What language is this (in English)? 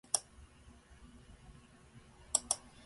Japanese